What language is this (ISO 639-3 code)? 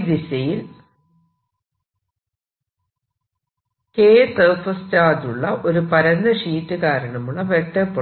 mal